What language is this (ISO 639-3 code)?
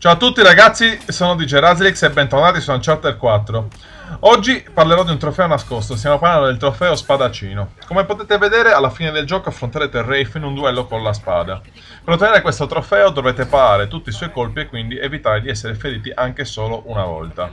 ita